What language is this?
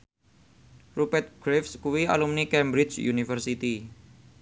Javanese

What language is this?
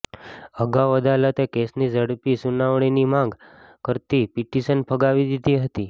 Gujarati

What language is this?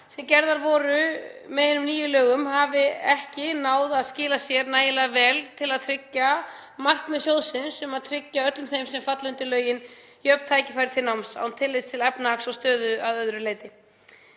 Icelandic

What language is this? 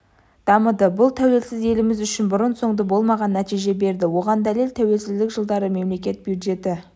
Kazakh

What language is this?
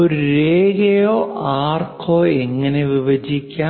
Malayalam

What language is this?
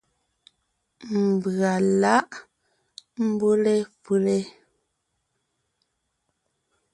Ngiemboon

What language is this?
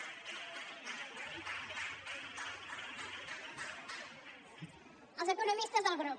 Catalan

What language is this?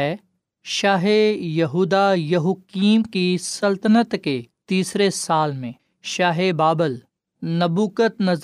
Urdu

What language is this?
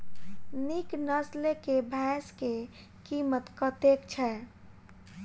Maithili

